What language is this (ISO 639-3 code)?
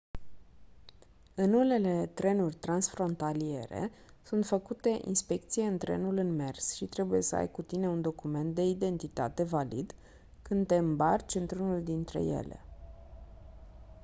ron